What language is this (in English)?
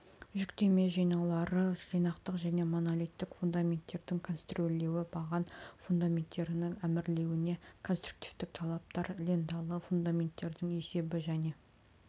Kazakh